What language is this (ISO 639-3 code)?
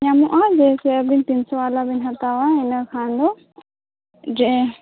sat